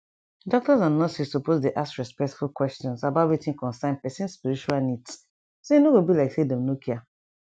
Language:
Nigerian Pidgin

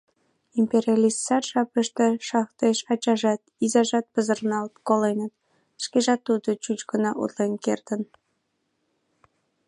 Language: Mari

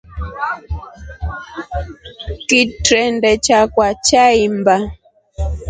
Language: Rombo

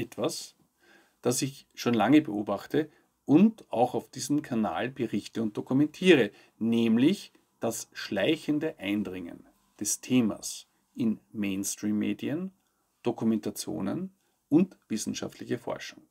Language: German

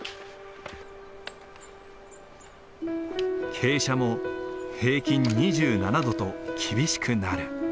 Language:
Japanese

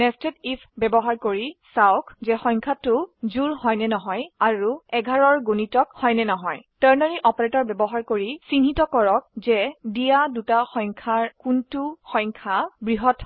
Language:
Assamese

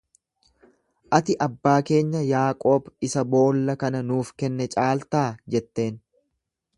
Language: Oromo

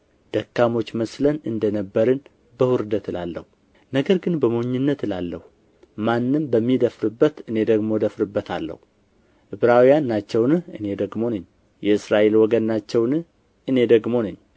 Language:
Amharic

